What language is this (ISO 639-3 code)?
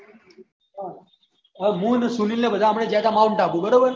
guj